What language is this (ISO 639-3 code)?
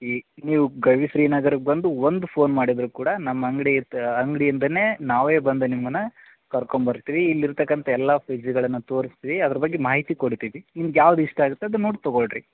kan